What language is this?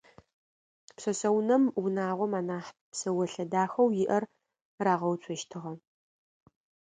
Adyghe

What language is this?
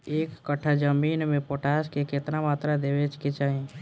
Bhojpuri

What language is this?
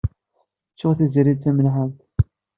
Kabyle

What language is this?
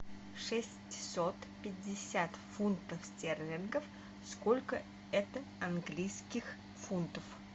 Russian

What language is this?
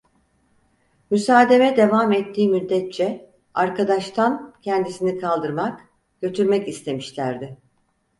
Turkish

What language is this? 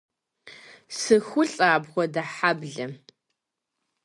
Kabardian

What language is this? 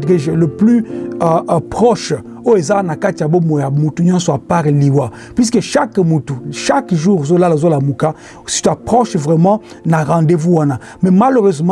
French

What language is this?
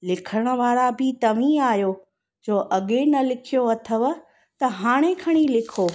Sindhi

